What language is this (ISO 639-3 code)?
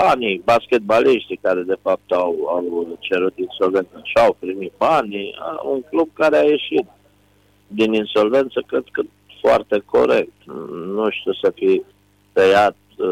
ron